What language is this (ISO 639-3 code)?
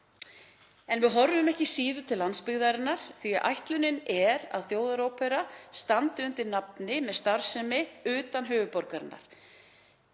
isl